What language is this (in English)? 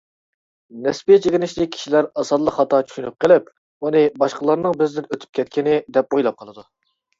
Uyghur